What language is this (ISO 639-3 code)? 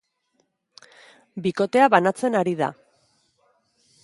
eus